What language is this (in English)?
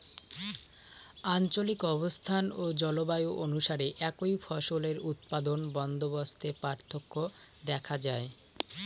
Bangla